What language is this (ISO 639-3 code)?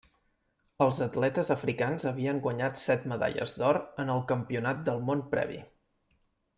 cat